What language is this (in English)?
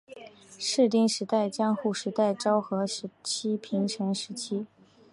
Chinese